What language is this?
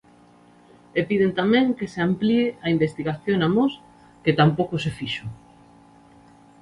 Galician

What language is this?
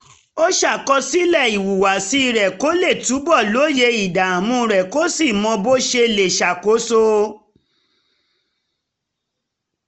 Yoruba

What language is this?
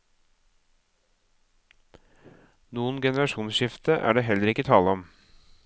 Norwegian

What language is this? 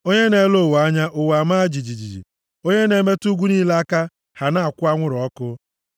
Igbo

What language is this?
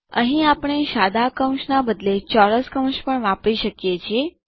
Gujarati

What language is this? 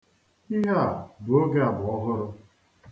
Igbo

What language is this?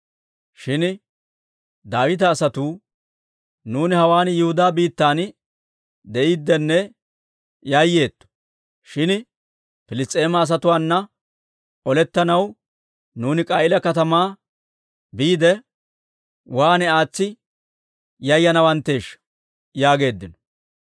Dawro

